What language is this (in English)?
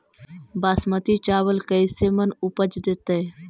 Magahi